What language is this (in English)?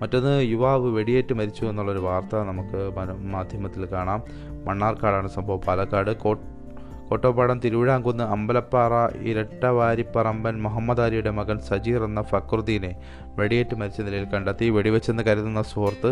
Malayalam